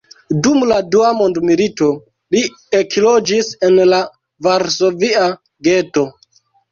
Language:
Esperanto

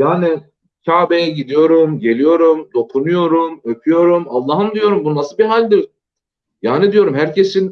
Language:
Turkish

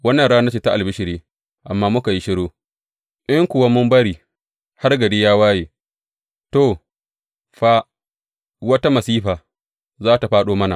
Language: Hausa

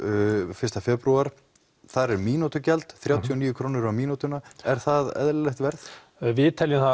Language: Icelandic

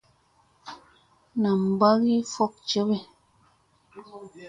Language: Musey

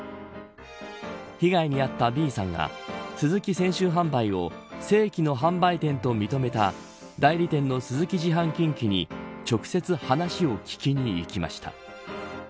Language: Japanese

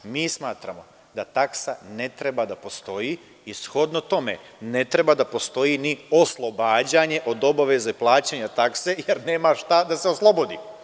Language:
Serbian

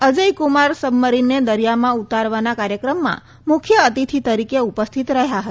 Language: Gujarati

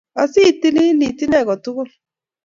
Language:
Kalenjin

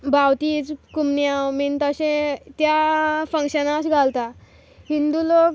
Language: Konkani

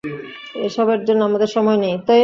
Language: Bangla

